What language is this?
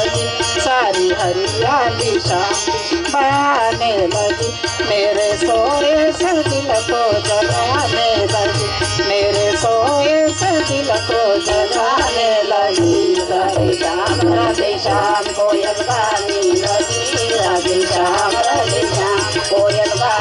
Gujarati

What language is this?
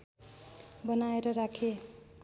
Nepali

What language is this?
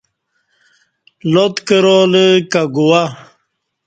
Kati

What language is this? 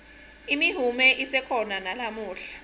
Swati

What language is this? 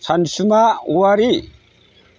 Bodo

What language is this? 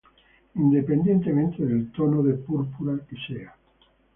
Spanish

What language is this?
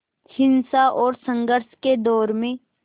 Hindi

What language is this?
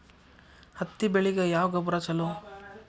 Kannada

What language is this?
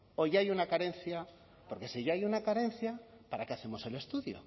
Spanish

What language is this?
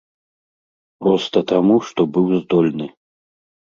Belarusian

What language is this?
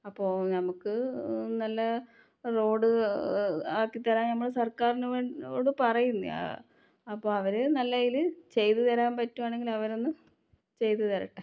Malayalam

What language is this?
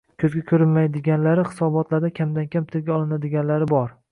Uzbek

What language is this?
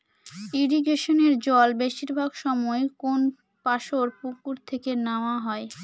Bangla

